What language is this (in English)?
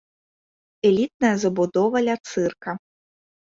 Belarusian